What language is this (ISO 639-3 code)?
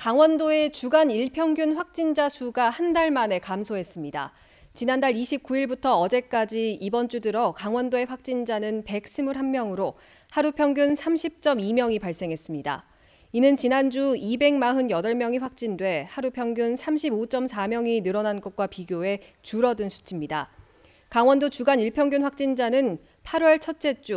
kor